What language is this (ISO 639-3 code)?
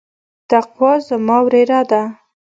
pus